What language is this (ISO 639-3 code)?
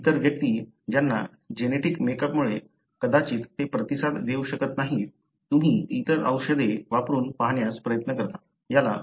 mar